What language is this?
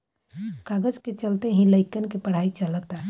Bhojpuri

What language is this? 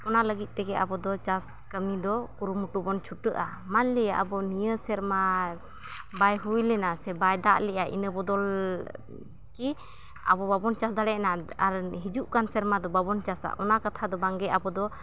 Santali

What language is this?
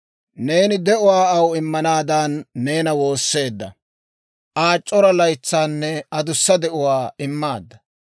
Dawro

